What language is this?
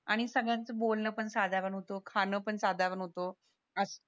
Marathi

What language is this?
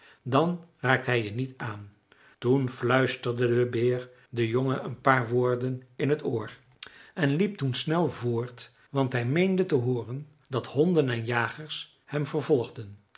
Dutch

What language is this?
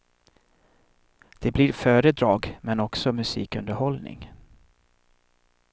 Swedish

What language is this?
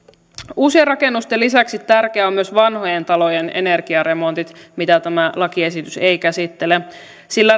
Finnish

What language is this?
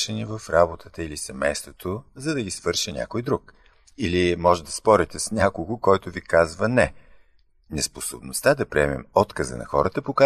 Bulgarian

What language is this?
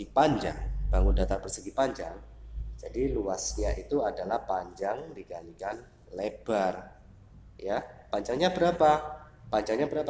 Indonesian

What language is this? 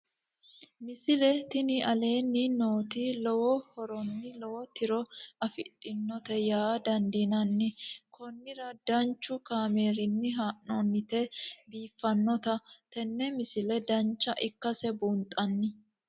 Sidamo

